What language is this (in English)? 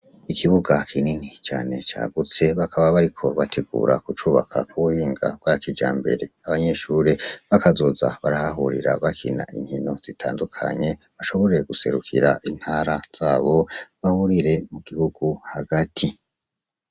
Rundi